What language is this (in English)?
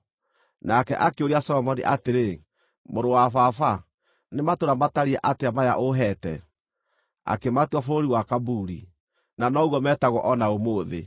Kikuyu